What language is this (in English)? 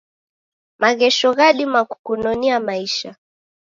Taita